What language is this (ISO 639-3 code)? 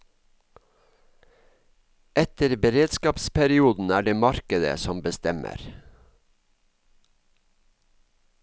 nor